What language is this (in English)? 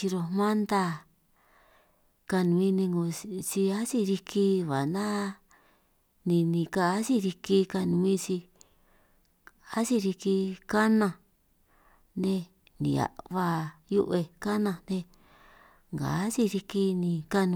San Martín Itunyoso Triqui